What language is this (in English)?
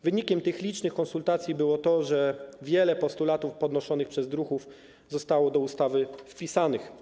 Polish